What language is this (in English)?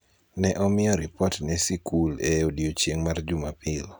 Luo (Kenya and Tanzania)